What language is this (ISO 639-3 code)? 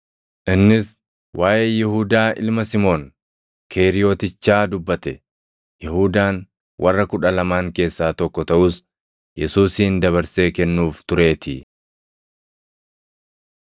orm